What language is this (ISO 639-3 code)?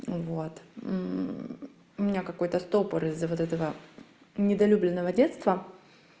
rus